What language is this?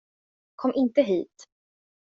Swedish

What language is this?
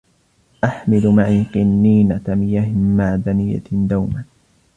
Arabic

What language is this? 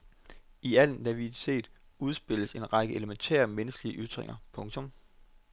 Danish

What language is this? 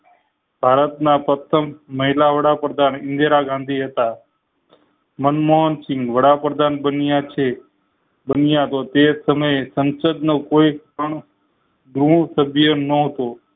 Gujarati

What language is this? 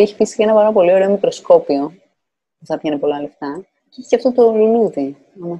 Greek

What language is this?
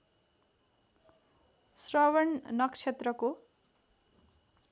Nepali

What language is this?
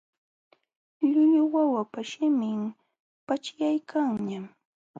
Jauja Wanca Quechua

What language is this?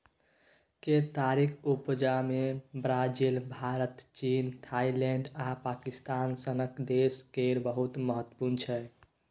Maithili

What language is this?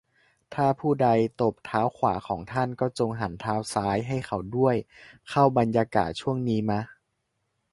Thai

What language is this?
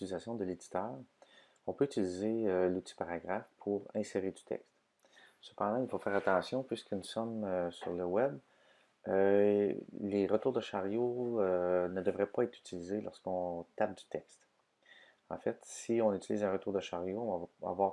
French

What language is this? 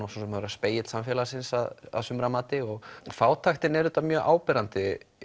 Icelandic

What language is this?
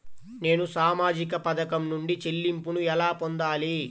Telugu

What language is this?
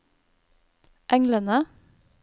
Norwegian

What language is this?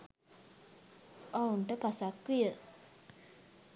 Sinhala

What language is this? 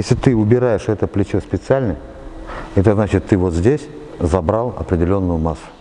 Russian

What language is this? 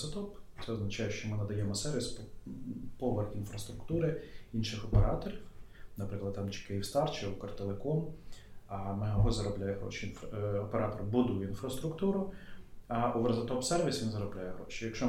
Ukrainian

